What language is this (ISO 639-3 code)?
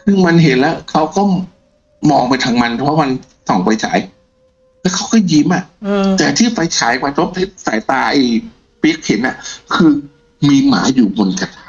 tha